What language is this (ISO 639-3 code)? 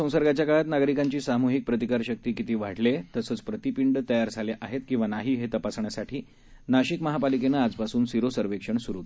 mar